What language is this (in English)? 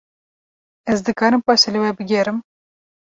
Kurdish